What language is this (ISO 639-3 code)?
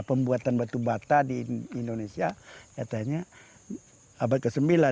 ind